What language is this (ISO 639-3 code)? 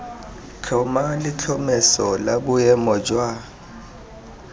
tsn